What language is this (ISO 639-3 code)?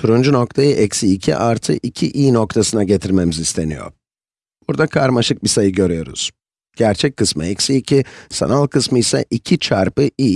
tur